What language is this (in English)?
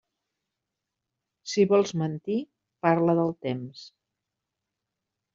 Catalan